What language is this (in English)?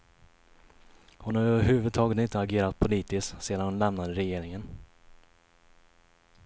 Swedish